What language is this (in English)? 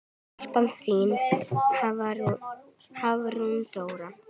Icelandic